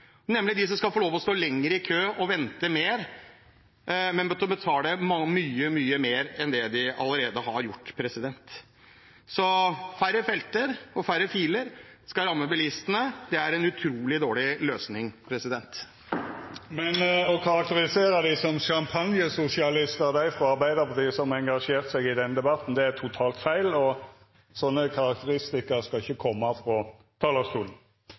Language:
Norwegian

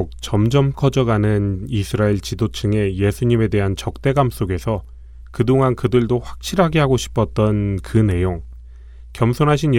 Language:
Korean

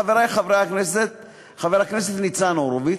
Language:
Hebrew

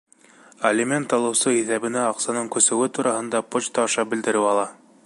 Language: Bashkir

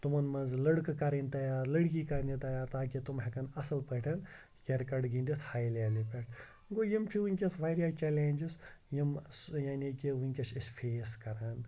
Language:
Kashmiri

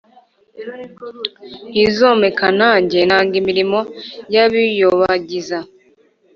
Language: Kinyarwanda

